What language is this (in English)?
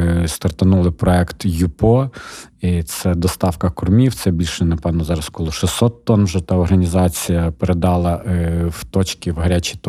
Ukrainian